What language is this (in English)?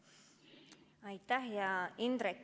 Estonian